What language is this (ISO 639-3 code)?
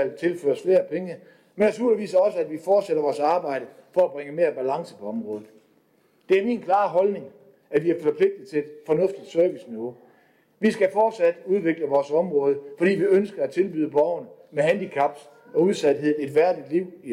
dan